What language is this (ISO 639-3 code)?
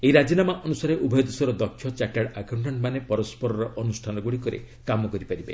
ori